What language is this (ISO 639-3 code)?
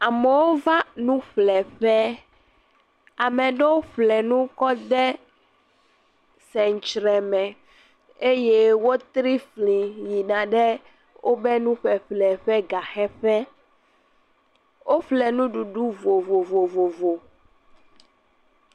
ewe